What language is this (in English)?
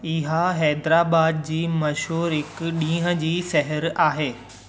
Sindhi